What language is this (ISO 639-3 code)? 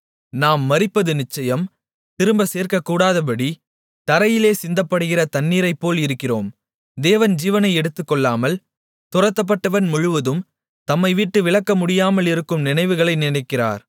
tam